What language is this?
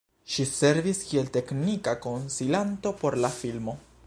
Esperanto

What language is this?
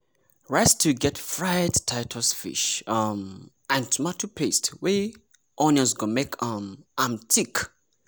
Nigerian Pidgin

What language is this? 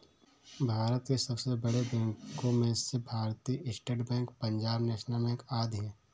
Hindi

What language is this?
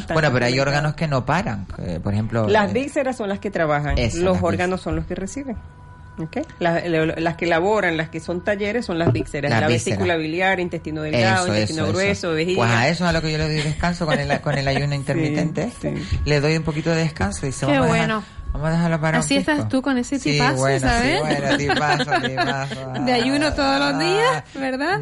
Spanish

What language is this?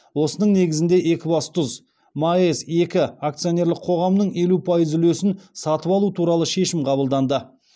Kazakh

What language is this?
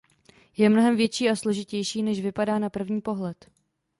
Czech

